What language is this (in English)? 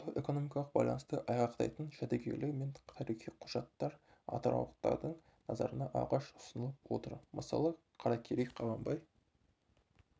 Kazakh